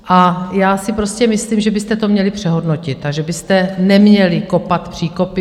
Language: Czech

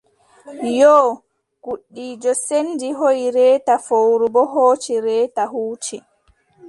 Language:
Adamawa Fulfulde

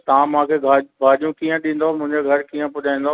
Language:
Sindhi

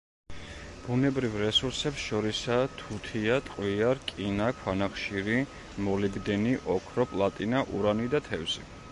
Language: Georgian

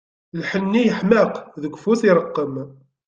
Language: Kabyle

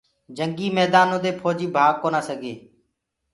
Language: Gurgula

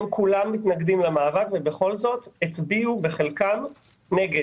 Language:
Hebrew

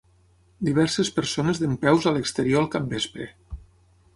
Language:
Catalan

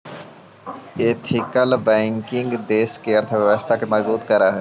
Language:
Magahi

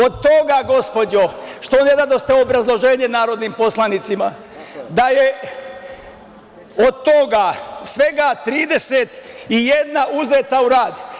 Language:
Serbian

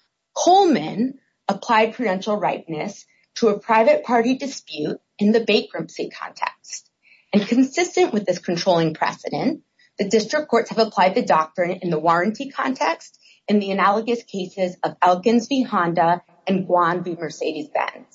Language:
English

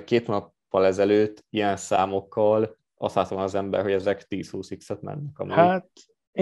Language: Hungarian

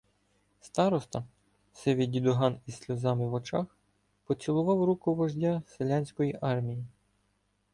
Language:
Ukrainian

